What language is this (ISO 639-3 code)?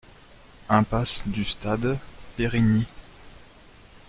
fra